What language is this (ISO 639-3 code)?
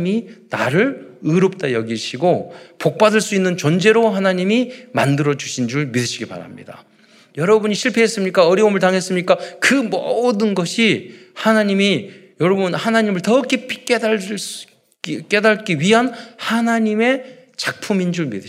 kor